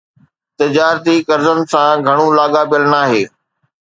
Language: Sindhi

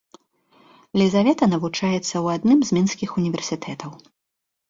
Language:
Belarusian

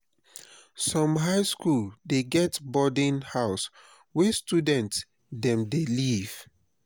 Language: Nigerian Pidgin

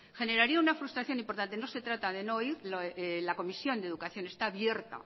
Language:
Spanish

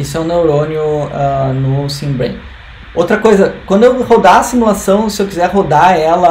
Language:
Portuguese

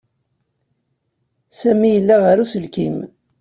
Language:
Kabyle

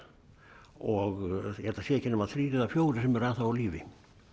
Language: Icelandic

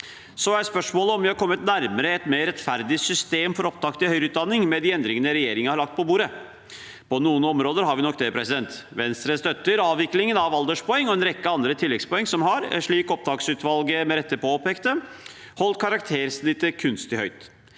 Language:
Norwegian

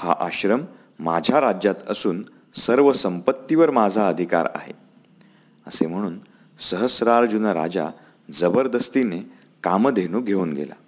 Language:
Marathi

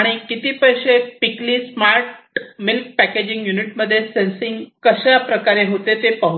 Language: Marathi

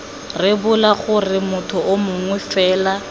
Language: Tswana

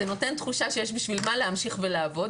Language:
Hebrew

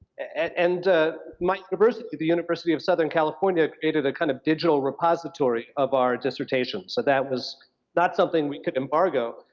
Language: English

